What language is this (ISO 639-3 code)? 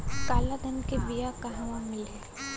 bho